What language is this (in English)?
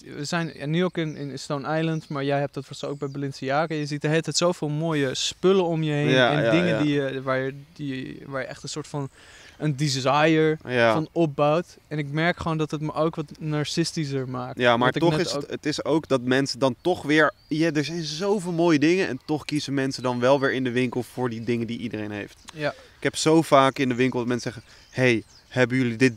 Dutch